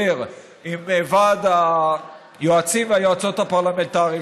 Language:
Hebrew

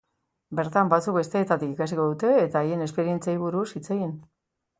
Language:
Basque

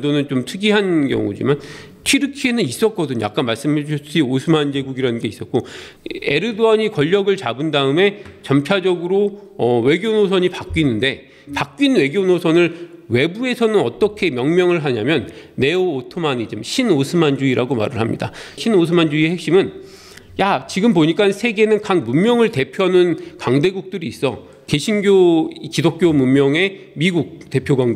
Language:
Korean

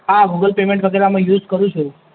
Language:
Gujarati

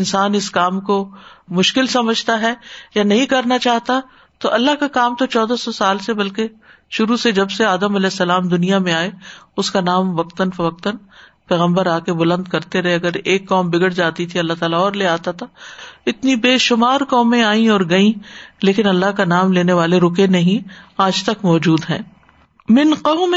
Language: Urdu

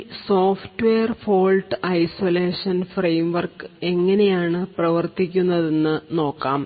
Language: Malayalam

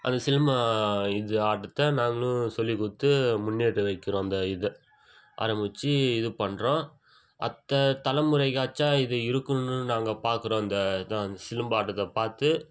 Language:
Tamil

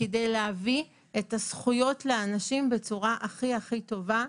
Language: Hebrew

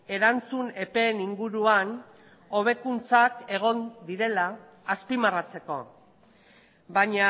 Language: Basque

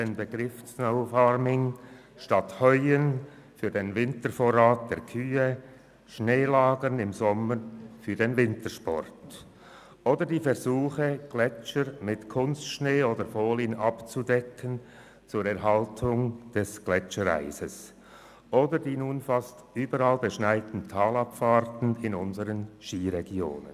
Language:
Swiss German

